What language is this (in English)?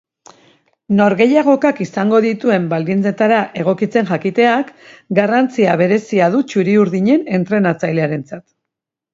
Basque